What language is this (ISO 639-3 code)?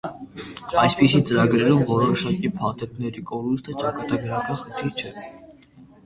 hye